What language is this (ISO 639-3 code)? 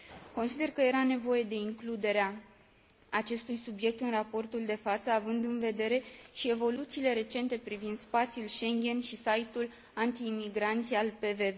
ron